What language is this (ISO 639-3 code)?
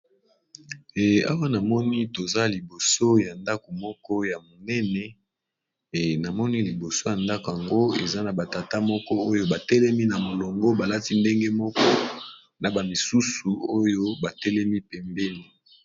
lin